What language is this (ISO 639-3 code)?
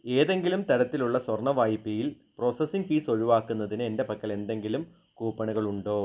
mal